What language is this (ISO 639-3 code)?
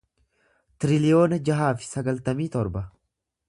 orm